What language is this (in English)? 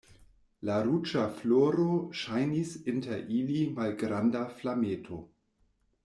Esperanto